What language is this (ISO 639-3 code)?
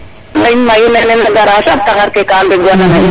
srr